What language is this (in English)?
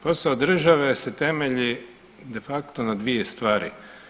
Croatian